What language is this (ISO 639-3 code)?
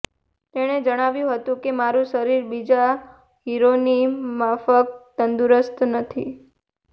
guj